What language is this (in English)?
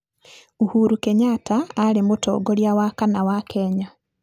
Kikuyu